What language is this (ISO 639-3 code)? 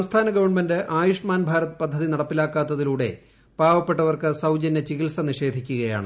mal